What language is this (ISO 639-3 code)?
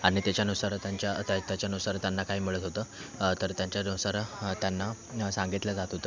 mar